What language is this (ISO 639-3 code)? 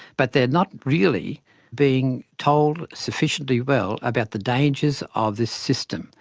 eng